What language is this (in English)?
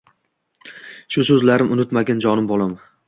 Uzbek